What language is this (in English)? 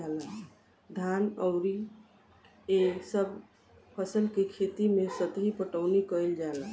Bhojpuri